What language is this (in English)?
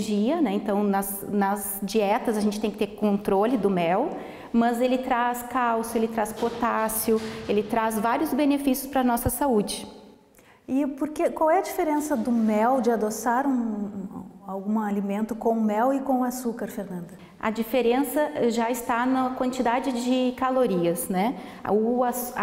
Portuguese